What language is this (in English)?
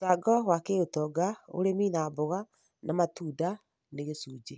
Kikuyu